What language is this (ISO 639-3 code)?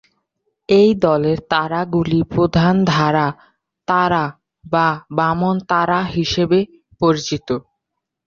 ben